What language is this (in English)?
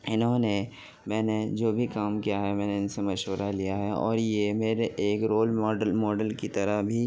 Urdu